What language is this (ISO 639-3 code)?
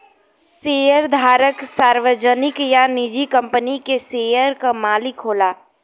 bho